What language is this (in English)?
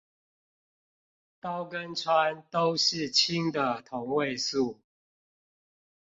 Chinese